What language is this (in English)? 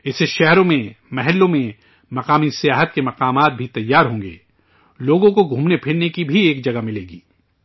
Urdu